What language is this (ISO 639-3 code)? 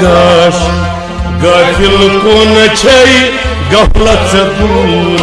kas